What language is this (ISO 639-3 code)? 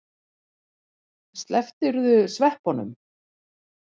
isl